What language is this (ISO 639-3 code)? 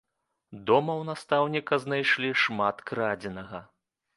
bel